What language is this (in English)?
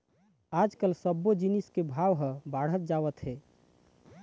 Chhattisgarhi